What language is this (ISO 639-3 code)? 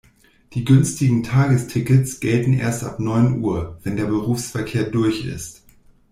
deu